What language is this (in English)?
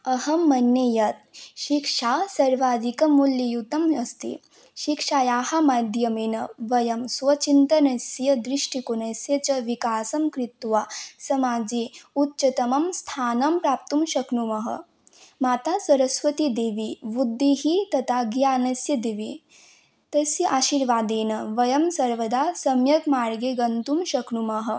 Sanskrit